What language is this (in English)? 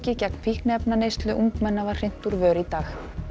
Icelandic